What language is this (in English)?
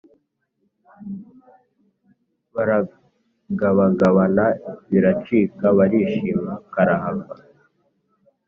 Kinyarwanda